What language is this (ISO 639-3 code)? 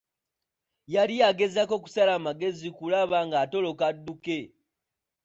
lug